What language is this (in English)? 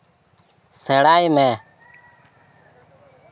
Santali